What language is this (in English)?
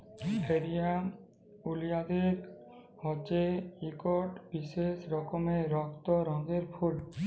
Bangla